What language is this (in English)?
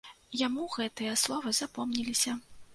Belarusian